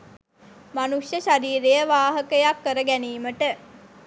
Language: Sinhala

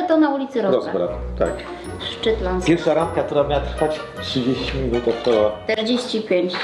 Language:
Polish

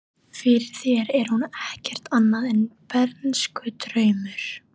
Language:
Icelandic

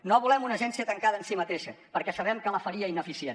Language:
Catalan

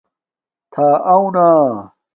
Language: Domaaki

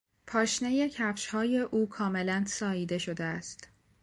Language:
Persian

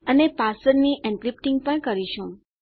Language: Gujarati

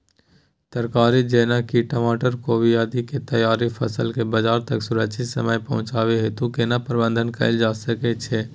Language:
Maithili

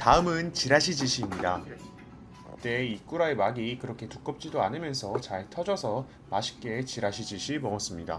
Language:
Korean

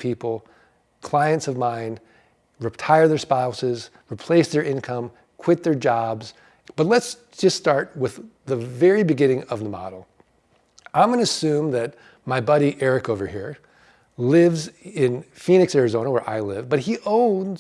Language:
English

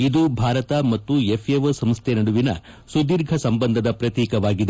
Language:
Kannada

